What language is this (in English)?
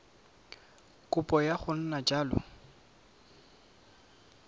Tswana